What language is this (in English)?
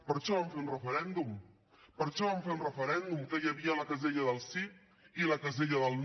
Catalan